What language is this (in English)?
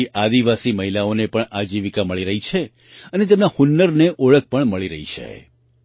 Gujarati